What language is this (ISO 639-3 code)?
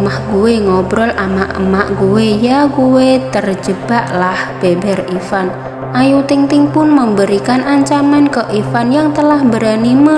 ind